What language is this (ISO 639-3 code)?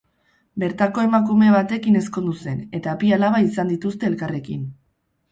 eus